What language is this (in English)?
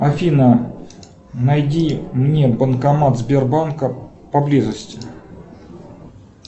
Russian